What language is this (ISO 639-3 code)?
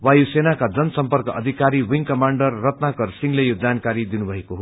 nep